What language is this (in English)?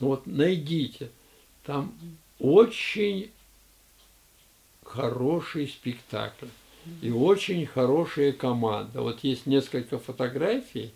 Russian